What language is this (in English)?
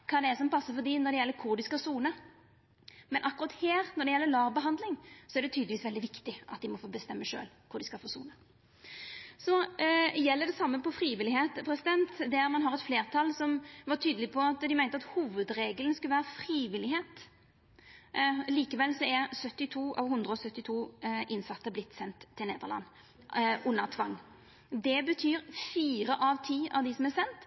Norwegian Nynorsk